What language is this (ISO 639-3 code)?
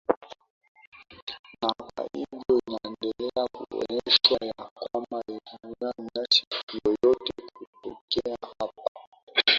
swa